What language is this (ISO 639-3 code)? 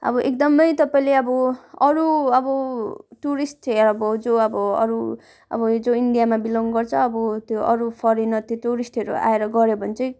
nep